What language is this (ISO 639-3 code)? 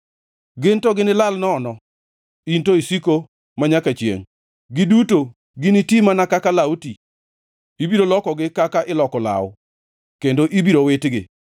luo